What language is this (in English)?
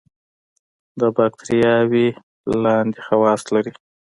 Pashto